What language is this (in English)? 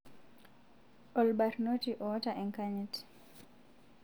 Masai